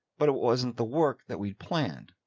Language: English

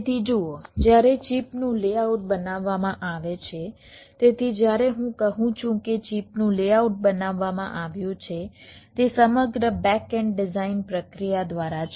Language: Gujarati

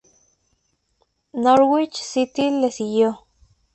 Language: Spanish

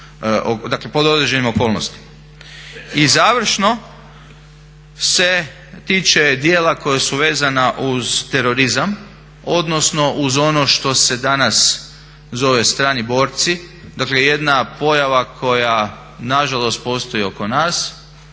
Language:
Croatian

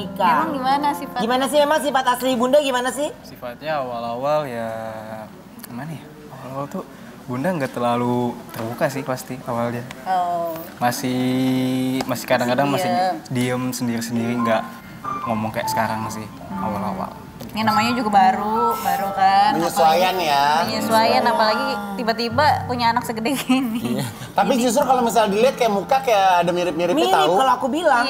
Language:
Indonesian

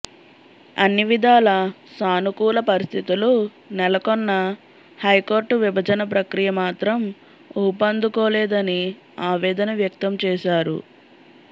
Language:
Telugu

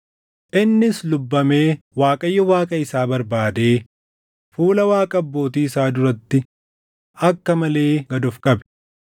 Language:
Oromo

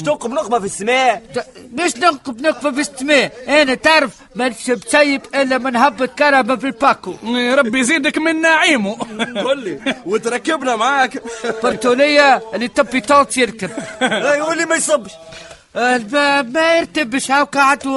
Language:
Arabic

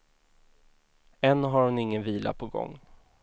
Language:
Swedish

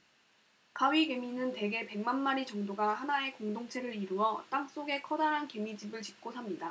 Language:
Korean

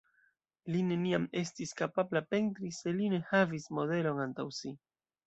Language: Esperanto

